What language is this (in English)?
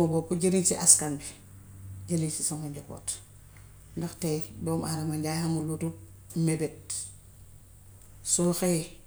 Gambian Wolof